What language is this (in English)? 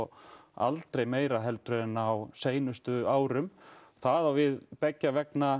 Icelandic